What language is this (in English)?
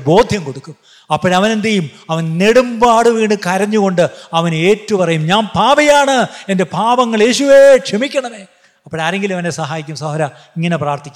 Malayalam